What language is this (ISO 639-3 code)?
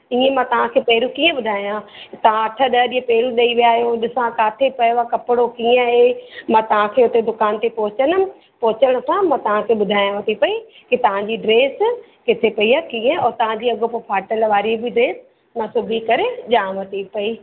snd